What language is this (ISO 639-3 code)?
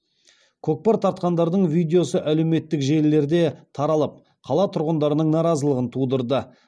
kaz